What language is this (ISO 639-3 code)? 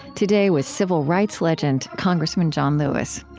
eng